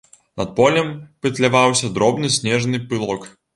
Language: Belarusian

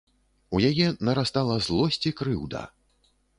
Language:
Belarusian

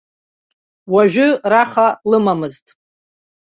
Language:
Abkhazian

